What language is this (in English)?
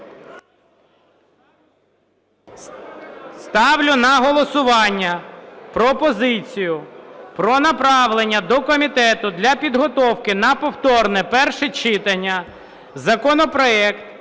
Ukrainian